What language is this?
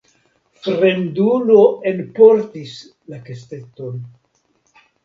Esperanto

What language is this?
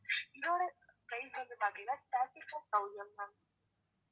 Tamil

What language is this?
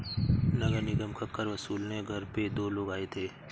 Hindi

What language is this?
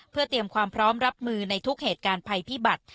Thai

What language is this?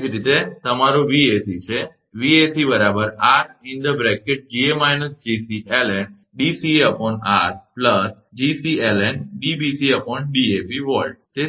Gujarati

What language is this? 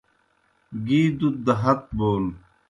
Kohistani Shina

